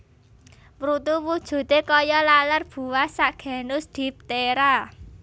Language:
Javanese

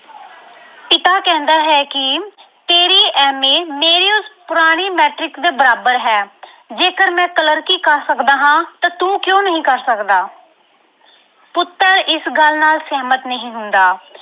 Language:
Punjabi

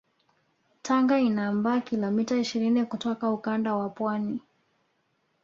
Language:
Swahili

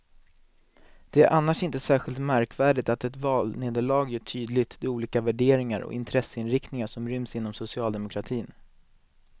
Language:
Swedish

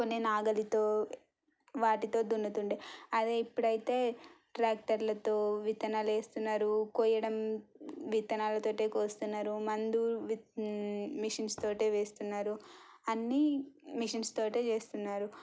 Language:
Telugu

